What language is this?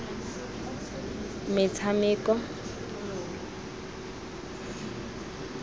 Tswana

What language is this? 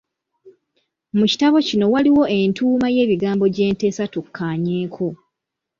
Ganda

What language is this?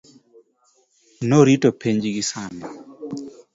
Luo (Kenya and Tanzania)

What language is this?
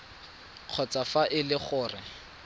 Tswana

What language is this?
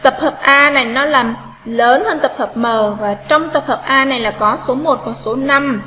Vietnamese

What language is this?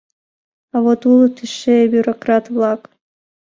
Mari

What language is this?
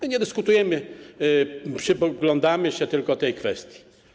Polish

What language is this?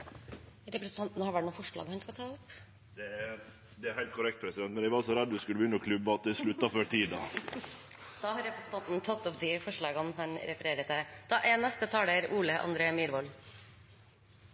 Norwegian Nynorsk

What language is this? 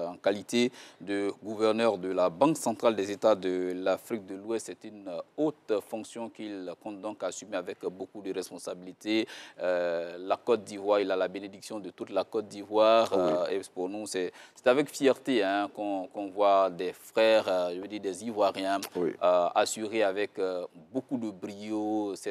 French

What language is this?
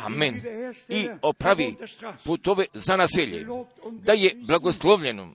Croatian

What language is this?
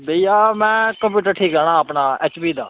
Dogri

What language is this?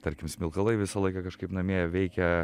Lithuanian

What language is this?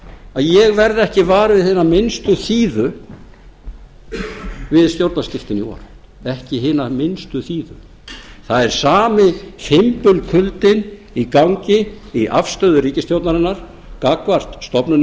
Icelandic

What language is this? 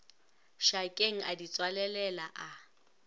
Northern Sotho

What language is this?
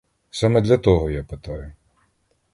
Ukrainian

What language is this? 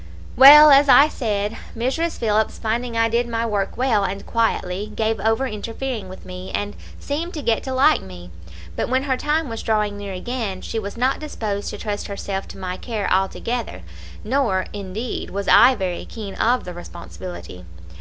English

